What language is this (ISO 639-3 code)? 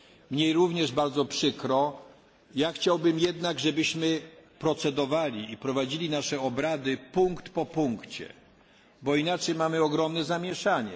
pol